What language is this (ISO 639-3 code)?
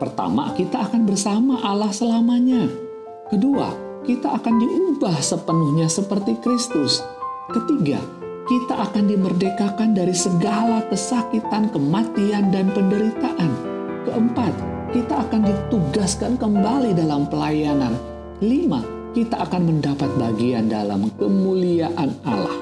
ind